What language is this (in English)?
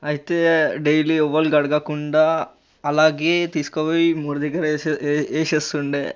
Telugu